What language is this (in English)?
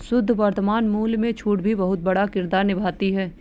Hindi